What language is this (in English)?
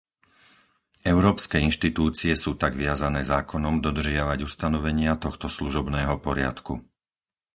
Slovak